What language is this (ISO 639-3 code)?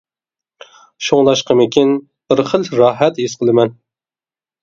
uig